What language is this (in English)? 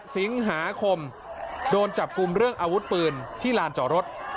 Thai